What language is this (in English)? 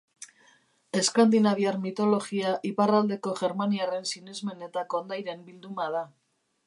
Basque